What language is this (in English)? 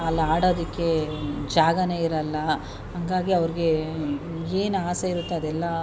Kannada